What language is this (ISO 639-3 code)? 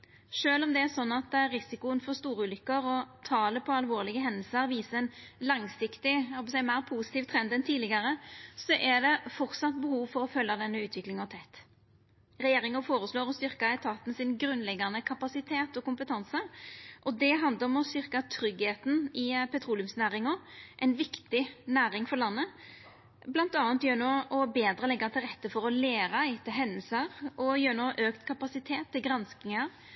nno